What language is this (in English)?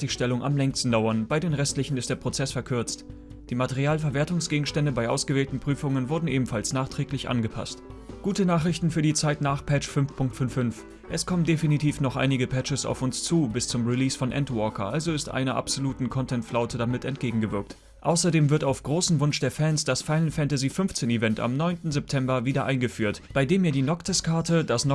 German